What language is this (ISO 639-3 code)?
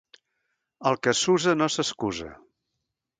cat